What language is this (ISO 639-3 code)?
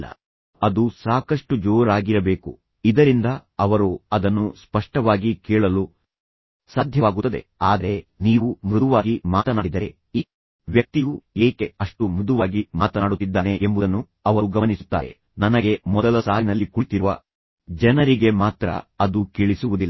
kan